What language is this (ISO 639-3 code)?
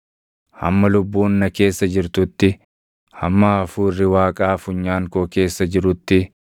orm